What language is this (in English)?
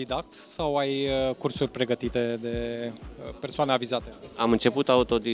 Romanian